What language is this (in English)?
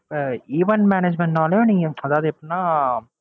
Tamil